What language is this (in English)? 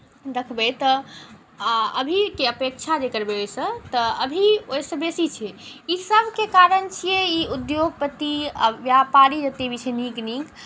Maithili